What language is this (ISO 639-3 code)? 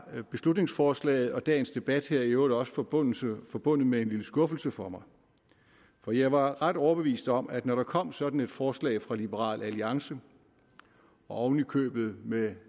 dan